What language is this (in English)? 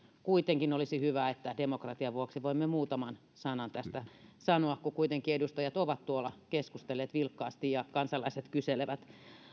Finnish